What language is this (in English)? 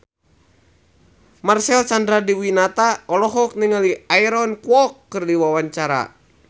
Sundanese